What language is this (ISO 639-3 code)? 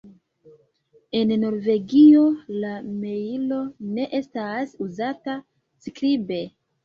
epo